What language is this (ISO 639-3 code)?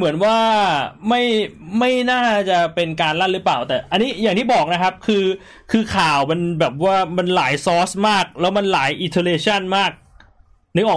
tha